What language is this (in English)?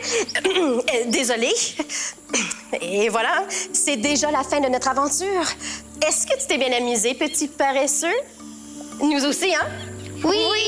French